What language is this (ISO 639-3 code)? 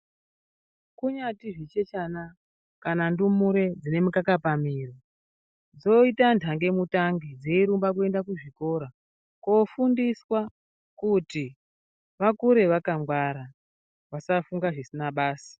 ndc